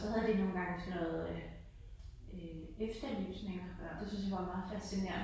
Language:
Danish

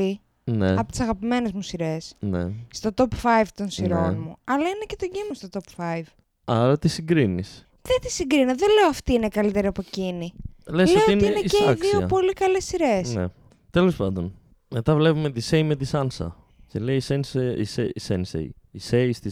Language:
Greek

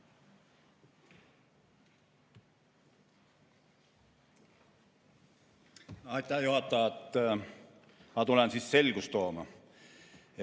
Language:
Estonian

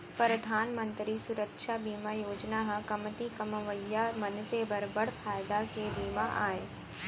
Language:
Chhattisgarhi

